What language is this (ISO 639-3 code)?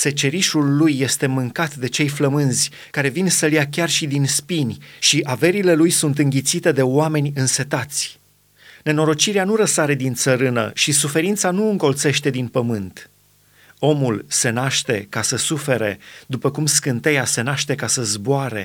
ron